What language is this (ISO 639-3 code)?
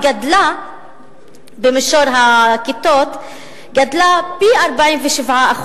heb